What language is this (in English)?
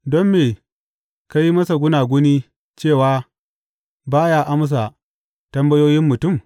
Hausa